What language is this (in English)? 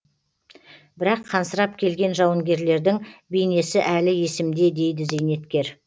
Kazakh